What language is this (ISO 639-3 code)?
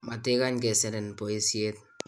kln